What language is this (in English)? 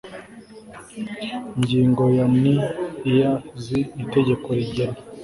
Kinyarwanda